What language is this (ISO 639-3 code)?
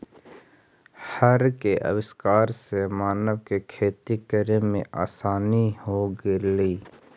mag